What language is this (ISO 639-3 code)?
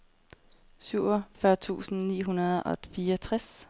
dan